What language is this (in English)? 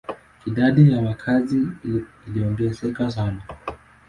Swahili